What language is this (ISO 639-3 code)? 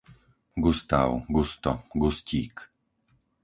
slk